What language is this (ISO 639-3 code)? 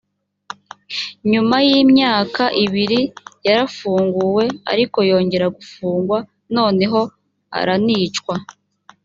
kin